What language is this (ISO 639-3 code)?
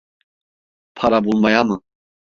tur